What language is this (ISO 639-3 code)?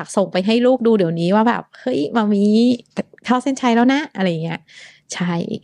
tha